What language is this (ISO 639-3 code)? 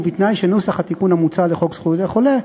heb